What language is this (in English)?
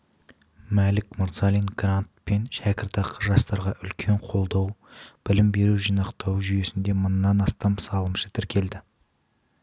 Kazakh